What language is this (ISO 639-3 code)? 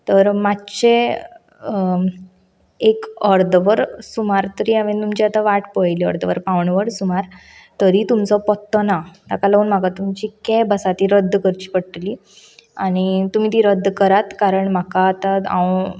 kok